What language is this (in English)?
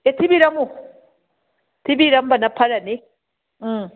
Manipuri